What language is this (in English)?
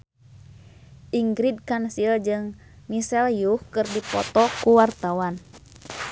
Sundanese